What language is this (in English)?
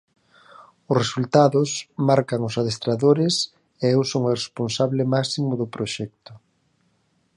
Galician